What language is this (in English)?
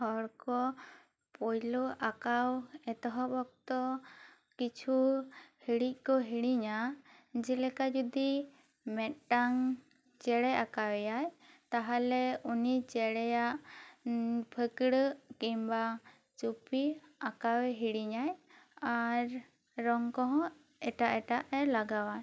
Santali